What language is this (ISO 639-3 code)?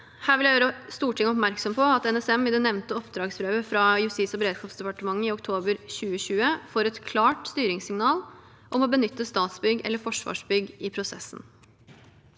nor